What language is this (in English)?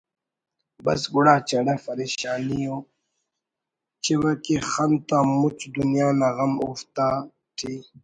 Brahui